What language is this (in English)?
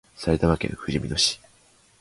Japanese